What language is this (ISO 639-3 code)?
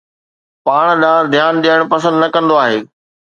snd